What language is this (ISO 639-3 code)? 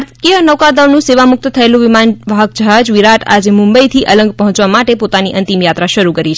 guj